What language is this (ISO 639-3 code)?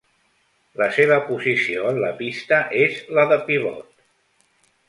cat